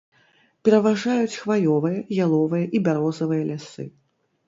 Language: Belarusian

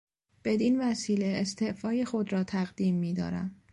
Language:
Persian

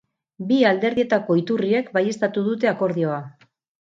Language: Basque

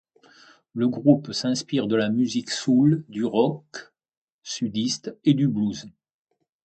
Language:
French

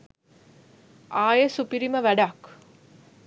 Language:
Sinhala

